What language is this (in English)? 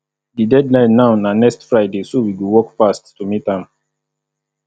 Nigerian Pidgin